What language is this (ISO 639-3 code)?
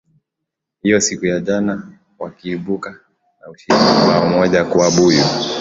swa